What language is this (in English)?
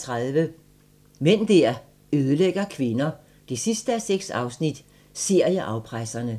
Danish